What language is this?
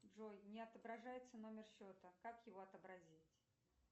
Russian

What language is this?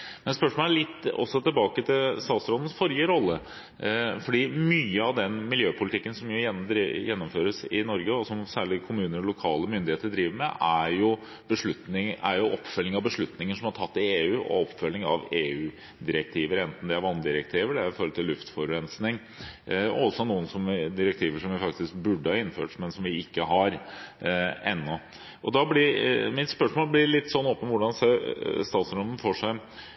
Norwegian Bokmål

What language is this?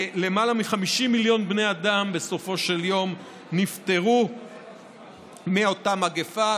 Hebrew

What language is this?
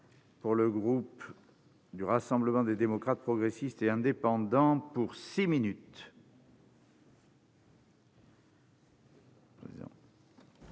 French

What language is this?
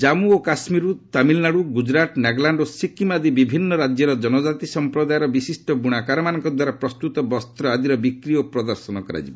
Odia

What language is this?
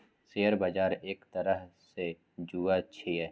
Maithili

